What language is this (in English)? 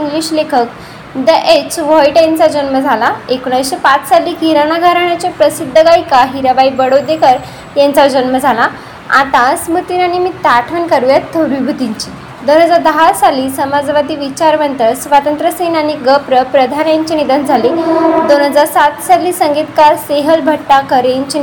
Marathi